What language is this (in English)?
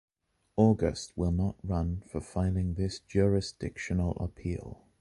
English